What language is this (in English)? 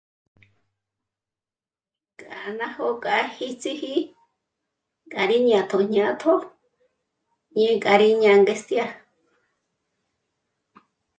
Michoacán Mazahua